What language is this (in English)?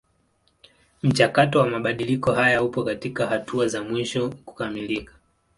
Swahili